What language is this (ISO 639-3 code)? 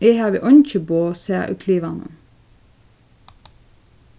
fao